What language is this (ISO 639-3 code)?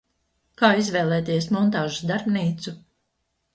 lav